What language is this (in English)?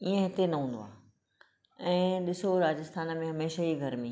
Sindhi